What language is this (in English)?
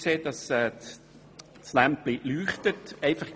Swiss German